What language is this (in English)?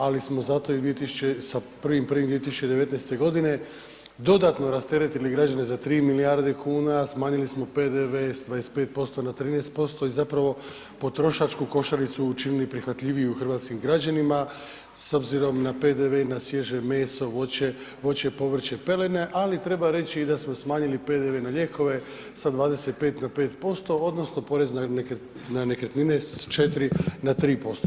Croatian